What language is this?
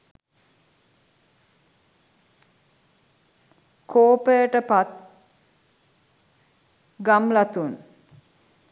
Sinhala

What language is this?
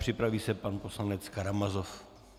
Czech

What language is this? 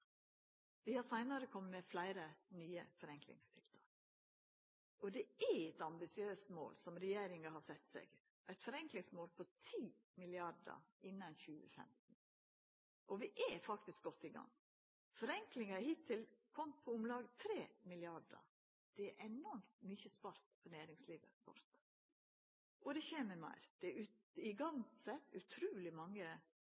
Norwegian Nynorsk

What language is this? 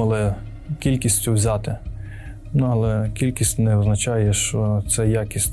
Ukrainian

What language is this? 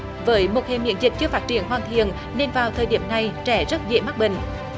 Vietnamese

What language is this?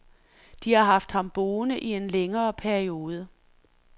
Danish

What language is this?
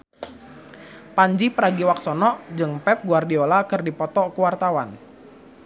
Sundanese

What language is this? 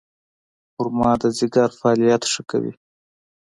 Pashto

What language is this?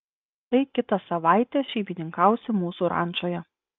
Lithuanian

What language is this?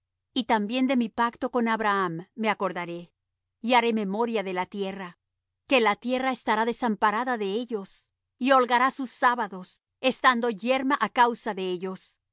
Spanish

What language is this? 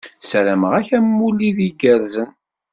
Kabyle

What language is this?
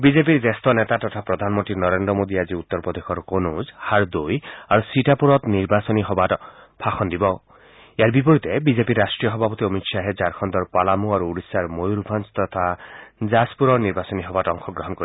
Assamese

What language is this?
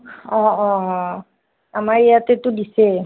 Assamese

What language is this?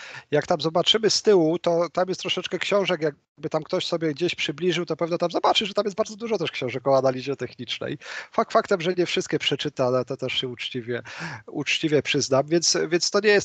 Polish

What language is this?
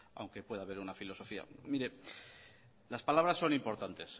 Spanish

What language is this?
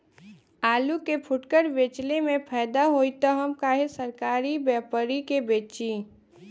Bhojpuri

